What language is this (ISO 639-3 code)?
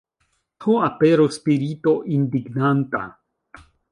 epo